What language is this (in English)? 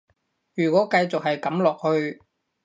Cantonese